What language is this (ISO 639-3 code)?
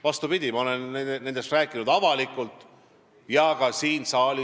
est